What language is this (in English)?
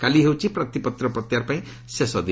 Odia